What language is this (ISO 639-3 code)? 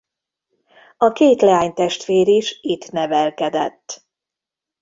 hun